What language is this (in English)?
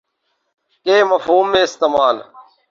Urdu